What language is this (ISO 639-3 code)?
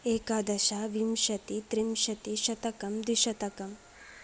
san